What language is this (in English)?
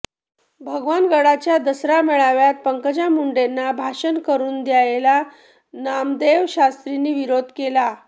Marathi